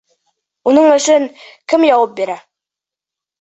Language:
Bashkir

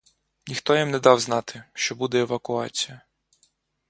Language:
Ukrainian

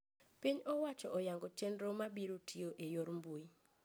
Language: Luo (Kenya and Tanzania)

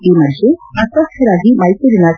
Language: Kannada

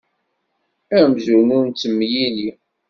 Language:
Kabyle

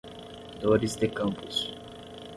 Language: Portuguese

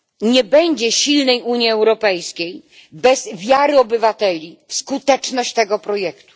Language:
Polish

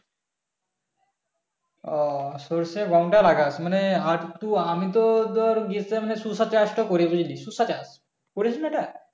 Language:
Bangla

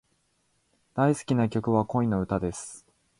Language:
Japanese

